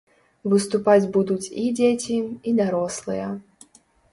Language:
Belarusian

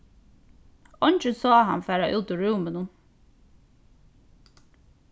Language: Faroese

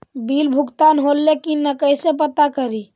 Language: Magahi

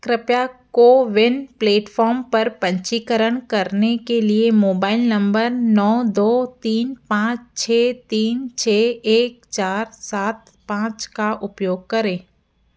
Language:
Hindi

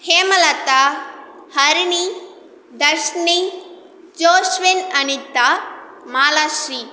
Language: Tamil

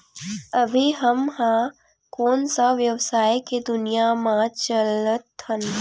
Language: Chhattisgarhi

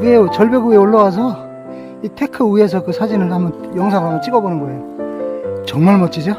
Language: Korean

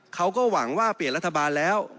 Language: Thai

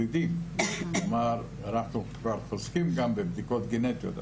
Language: Hebrew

